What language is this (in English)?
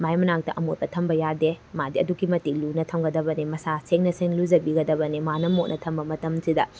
Manipuri